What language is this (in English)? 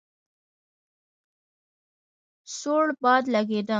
Pashto